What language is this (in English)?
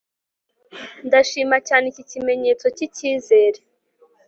Kinyarwanda